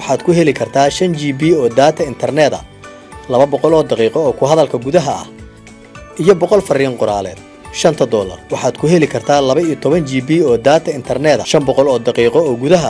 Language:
Arabic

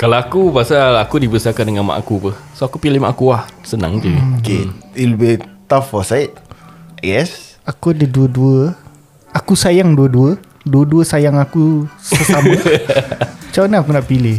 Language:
Malay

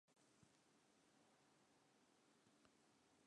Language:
Western Frisian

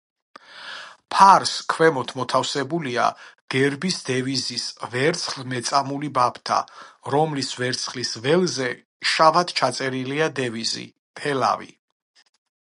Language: Georgian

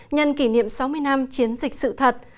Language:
Vietnamese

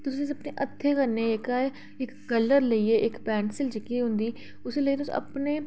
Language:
Dogri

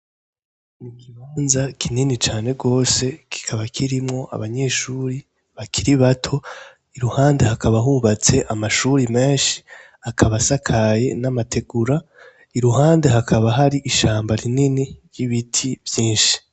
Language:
Rundi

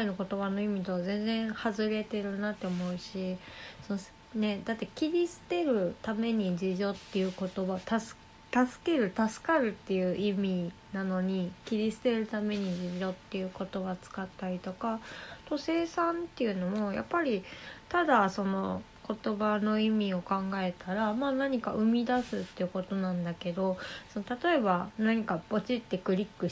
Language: Japanese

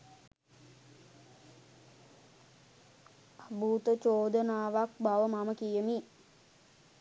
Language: Sinhala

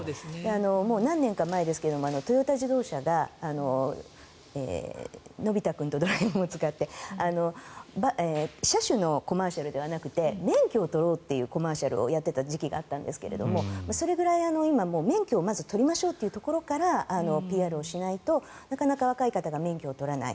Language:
Japanese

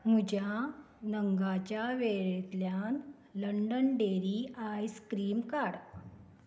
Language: Konkani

